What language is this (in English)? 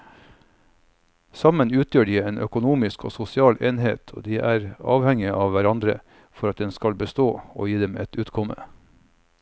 Norwegian